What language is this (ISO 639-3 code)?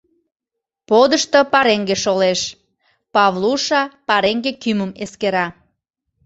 chm